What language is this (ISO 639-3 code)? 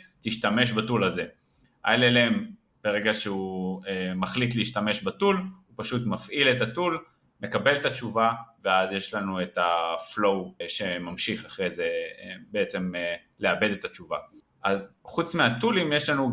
heb